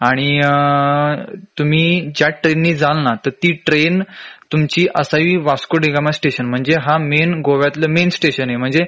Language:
Marathi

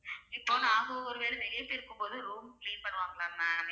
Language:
Tamil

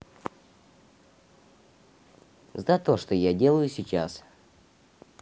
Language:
Russian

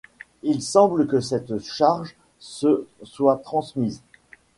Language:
French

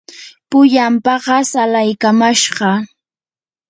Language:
Yanahuanca Pasco Quechua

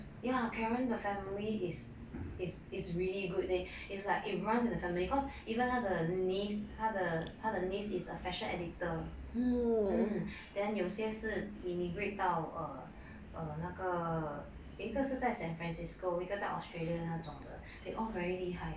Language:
English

